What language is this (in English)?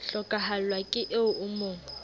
Southern Sotho